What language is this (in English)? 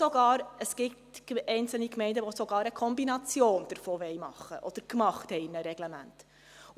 Swiss German